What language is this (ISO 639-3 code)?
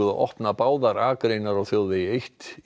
isl